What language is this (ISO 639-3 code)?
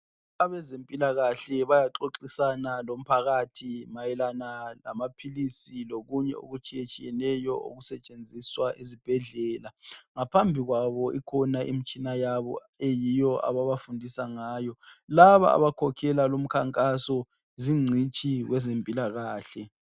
nde